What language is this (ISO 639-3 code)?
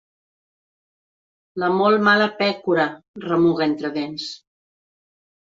cat